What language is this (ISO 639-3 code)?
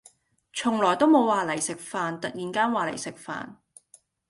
yue